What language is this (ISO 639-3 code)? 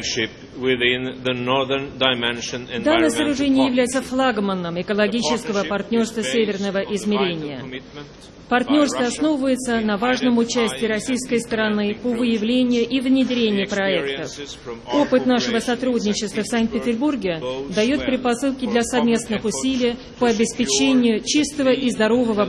rus